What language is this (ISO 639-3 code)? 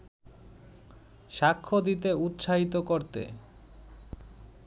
ben